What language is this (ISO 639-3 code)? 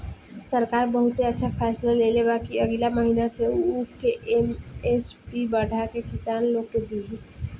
bho